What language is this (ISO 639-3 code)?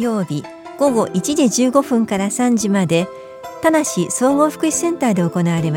jpn